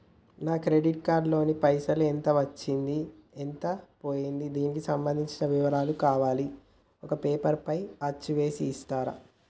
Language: Telugu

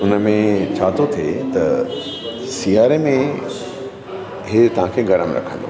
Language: Sindhi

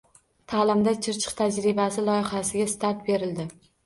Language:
Uzbek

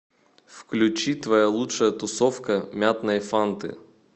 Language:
Russian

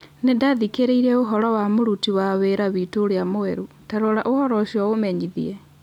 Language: Kikuyu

